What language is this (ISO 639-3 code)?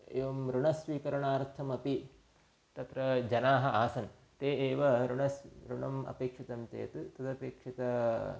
san